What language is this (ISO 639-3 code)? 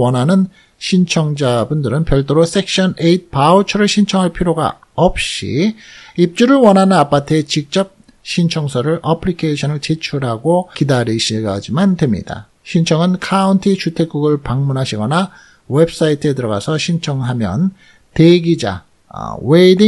kor